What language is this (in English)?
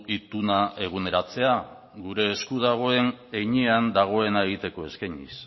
Basque